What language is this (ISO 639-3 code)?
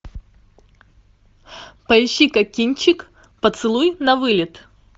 rus